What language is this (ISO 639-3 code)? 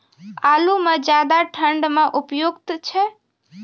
mai